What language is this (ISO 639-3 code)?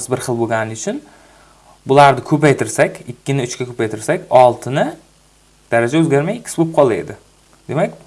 tur